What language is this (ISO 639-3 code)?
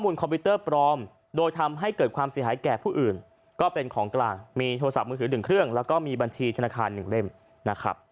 tha